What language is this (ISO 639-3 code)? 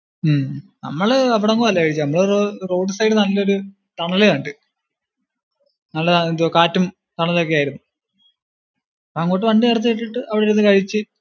mal